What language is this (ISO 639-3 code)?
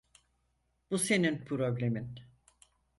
tur